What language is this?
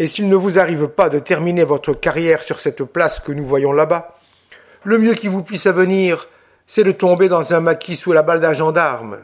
French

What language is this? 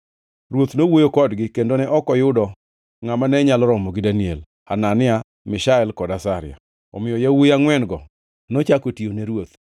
Luo (Kenya and Tanzania)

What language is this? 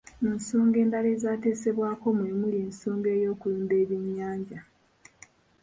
Ganda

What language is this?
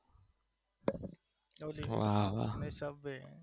Gujarati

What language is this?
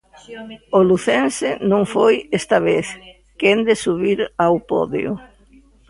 Galician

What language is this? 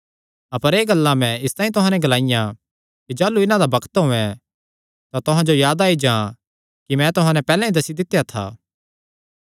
Kangri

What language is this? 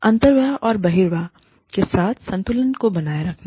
Hindi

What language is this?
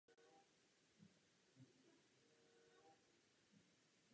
Czech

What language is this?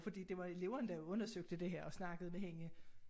Danish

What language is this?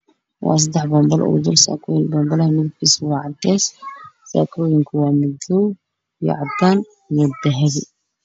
Somali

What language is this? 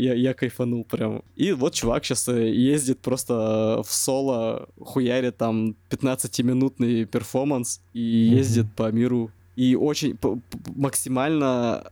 Russian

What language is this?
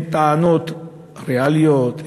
Hebrew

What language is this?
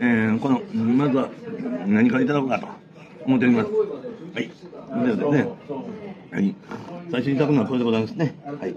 Japanese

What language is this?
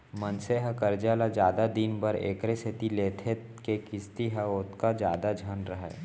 Chhattisgarhi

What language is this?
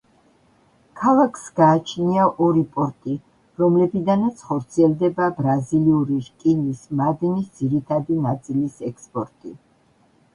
Georgian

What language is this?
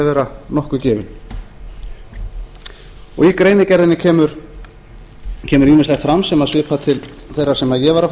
Icelandic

